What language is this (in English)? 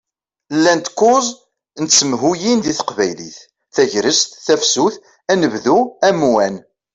Kabyle